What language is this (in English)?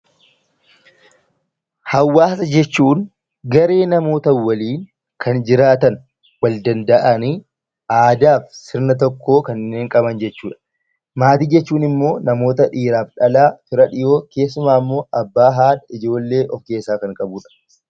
Oromo